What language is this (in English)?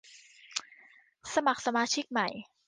Thai